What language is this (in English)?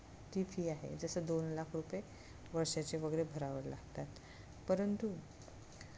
Marathi